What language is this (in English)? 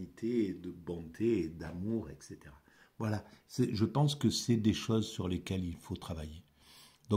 French